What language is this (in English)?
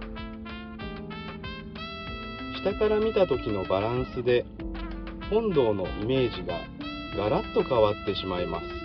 Japanese